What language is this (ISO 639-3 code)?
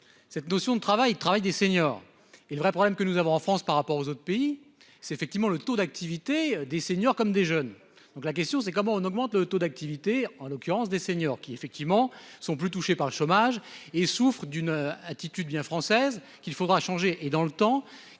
fra